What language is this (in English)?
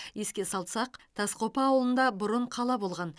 Kazakh